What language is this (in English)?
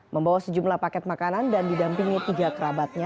Indonesian